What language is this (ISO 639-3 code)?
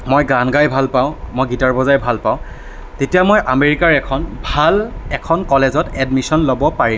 asm